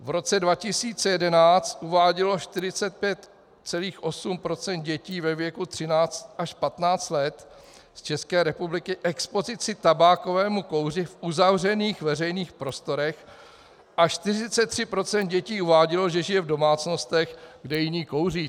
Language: Czech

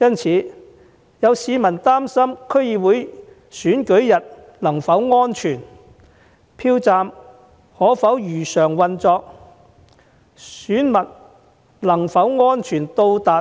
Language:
Cantonese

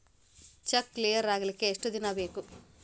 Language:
Kannada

